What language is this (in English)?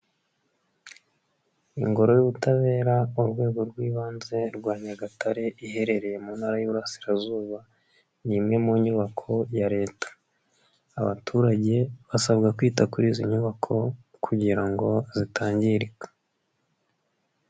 Kinyarwanda